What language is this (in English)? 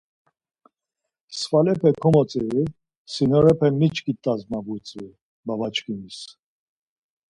Laz